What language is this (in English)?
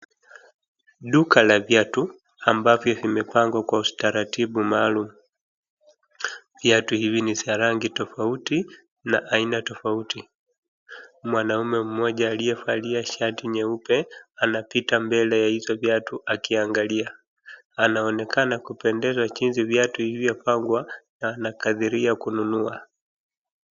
Swahili